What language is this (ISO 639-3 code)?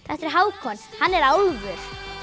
isl